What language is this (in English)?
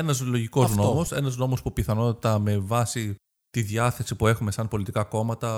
Greek